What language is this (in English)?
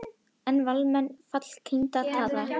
Icelandic